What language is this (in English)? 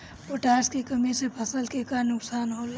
Bhojpuri